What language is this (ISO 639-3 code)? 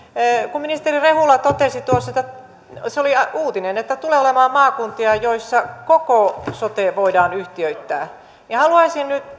fin